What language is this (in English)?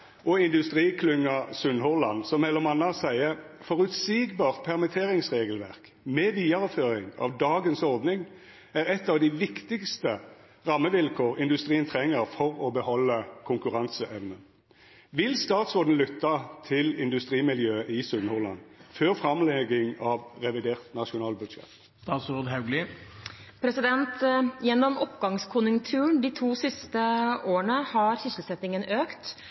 Norwegian